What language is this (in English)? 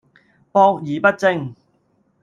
Cantonese